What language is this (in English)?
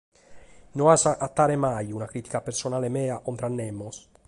Sardinian